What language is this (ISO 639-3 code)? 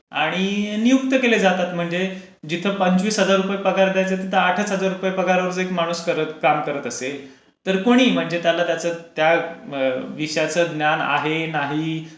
mar